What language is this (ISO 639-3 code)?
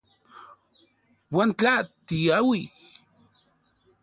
ncx